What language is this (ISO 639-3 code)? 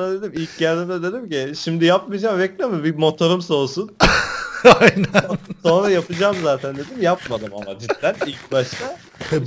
tur